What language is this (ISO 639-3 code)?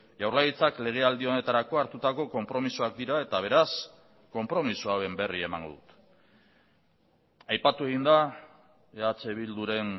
eus